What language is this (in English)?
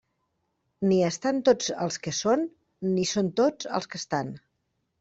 Catalan